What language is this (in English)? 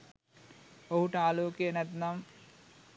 Sinhala